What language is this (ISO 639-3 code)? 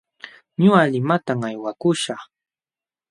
qxw